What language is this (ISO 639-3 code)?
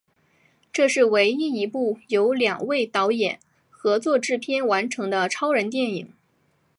zho